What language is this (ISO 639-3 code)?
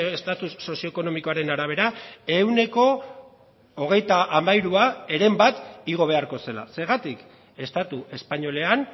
eus